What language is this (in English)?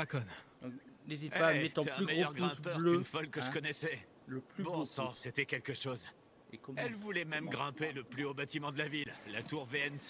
French